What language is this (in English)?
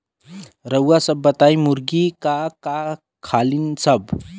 Bhojpuri